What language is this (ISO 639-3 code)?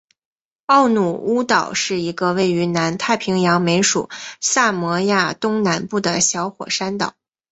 zho